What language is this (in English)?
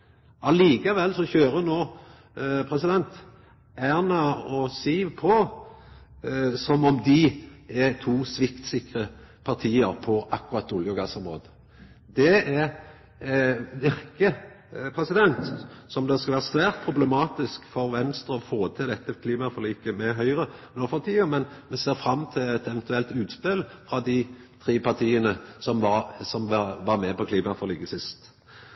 Norwegian Nynorsk